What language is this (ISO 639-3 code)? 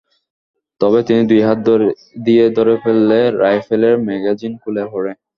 ben